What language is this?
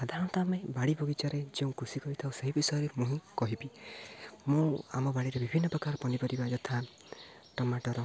Odia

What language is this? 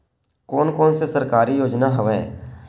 Chhattisgarhi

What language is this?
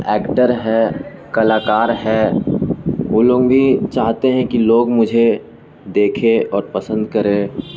Urdu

